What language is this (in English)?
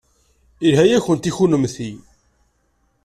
Kabyle